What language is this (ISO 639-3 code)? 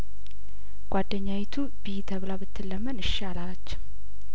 amh